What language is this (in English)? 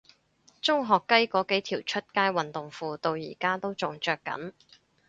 Cantonese